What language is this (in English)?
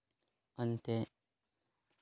Santali